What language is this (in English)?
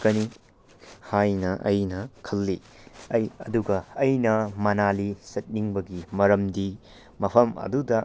Manipuri